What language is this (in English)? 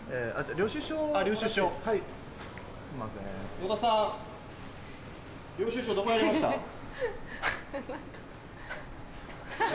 Japanese